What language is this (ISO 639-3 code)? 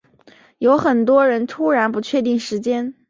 zho